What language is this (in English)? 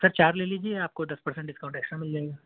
Urdu